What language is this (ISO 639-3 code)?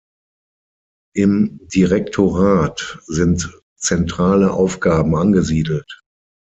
deu